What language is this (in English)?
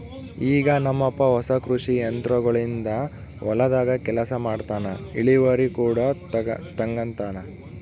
Kannada